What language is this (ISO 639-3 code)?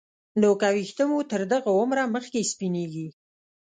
pus